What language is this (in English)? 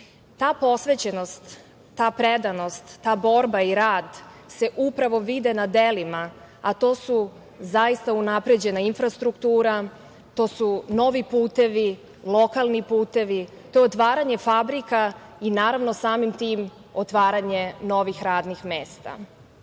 Serbian